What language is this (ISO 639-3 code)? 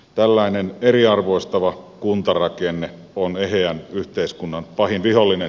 fin